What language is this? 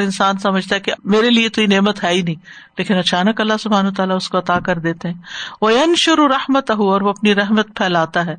Urdu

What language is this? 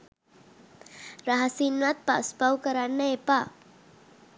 Sinhala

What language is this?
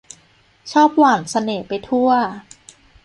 Thai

